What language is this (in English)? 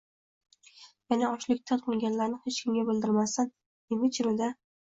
Uzbek